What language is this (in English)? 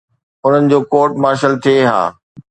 Sindhi